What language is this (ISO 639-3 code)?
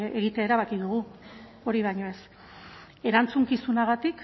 eus